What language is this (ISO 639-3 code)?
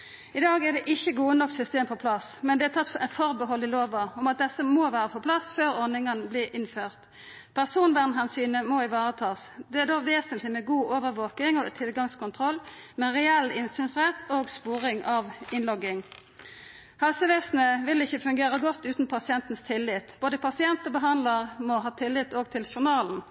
nno